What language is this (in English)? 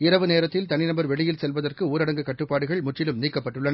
Tamil